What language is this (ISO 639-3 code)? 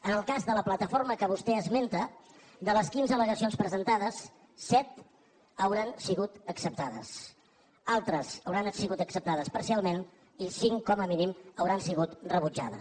cat